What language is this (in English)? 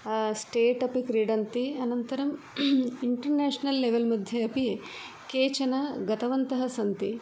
Sanskrit